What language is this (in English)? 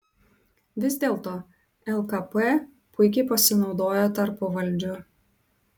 Lithuanian